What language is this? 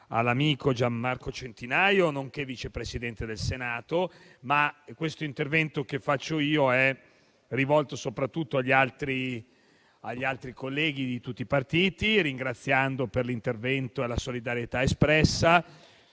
Italian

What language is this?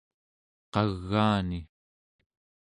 Central Yupik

